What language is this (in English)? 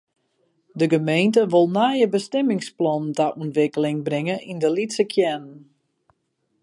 Western Frisian